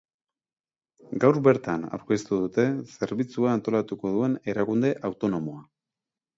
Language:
Basque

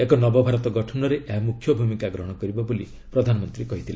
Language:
Odia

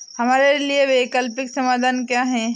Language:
Hindi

